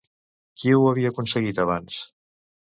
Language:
Catalan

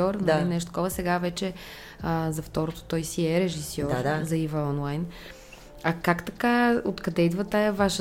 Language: Bulgarian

